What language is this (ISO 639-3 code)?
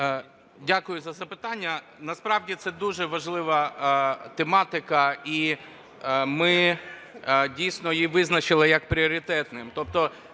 ukr